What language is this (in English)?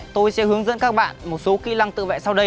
Vietnamese